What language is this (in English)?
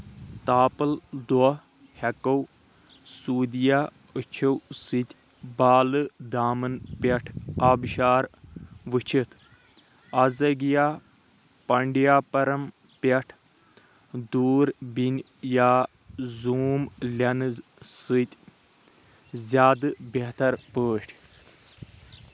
Kashmiri